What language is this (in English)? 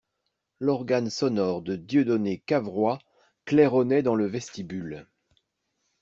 French